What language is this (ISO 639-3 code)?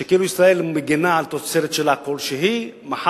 heb